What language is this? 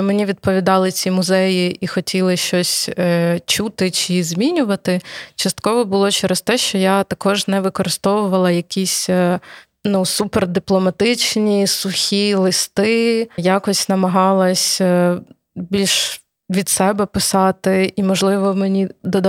Ukrainian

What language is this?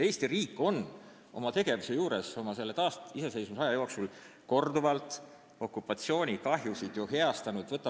Estonian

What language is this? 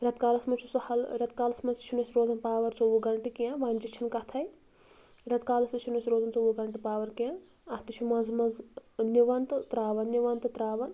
Kashmiri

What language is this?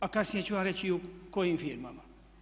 Croatian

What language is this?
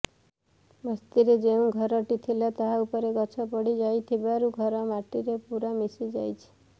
Odia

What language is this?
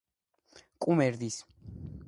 Georgian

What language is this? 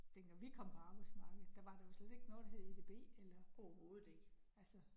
Danish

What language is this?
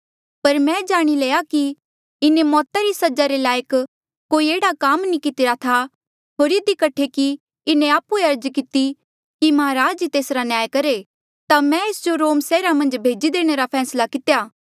Mandeali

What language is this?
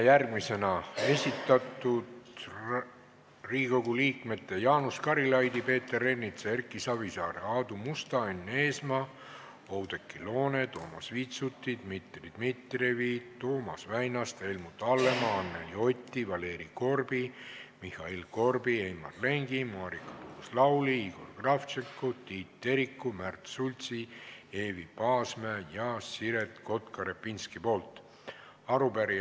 Estonian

